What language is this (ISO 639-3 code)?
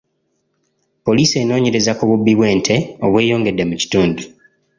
lug